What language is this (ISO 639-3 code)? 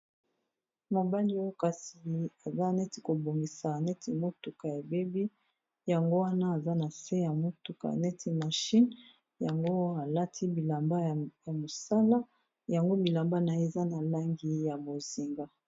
lin